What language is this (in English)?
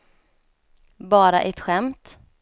Swedish